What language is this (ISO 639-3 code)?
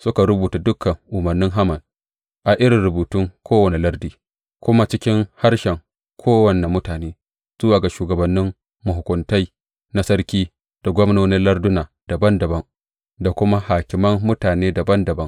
hau